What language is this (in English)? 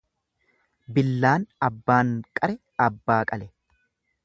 Oromo